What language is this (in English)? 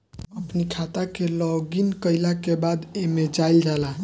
Bhojpuri